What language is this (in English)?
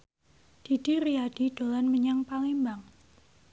Javanese